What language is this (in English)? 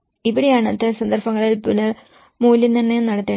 Malayalam